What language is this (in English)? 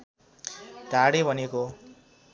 Nepali